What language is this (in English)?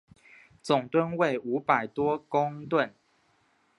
Chinese